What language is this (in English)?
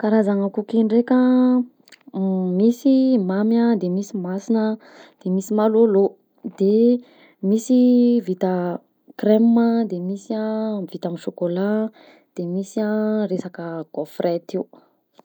Southern Betsimisaraka Malagasy